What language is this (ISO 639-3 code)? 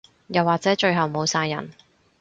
yue